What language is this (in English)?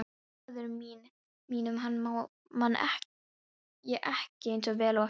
Icelandic